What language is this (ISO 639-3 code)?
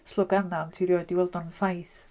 cym